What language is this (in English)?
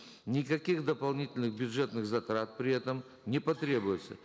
Kazakh